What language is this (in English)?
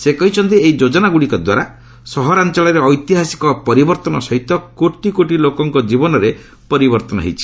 Odia